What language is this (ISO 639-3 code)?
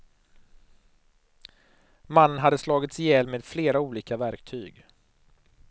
swe